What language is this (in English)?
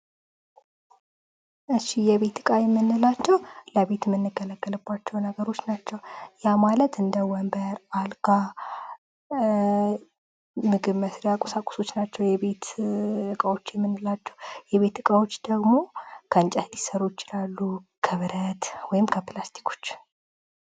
Amharic